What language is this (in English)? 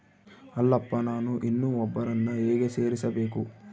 Kannada